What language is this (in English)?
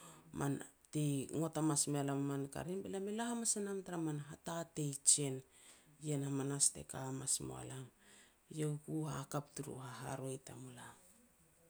Petats